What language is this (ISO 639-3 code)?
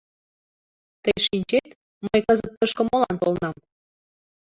chm